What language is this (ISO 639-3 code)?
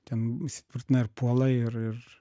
lit